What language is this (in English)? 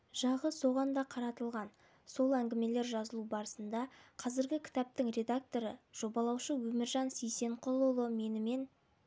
Kazakh